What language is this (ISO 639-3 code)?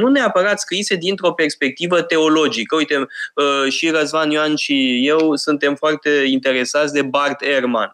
ron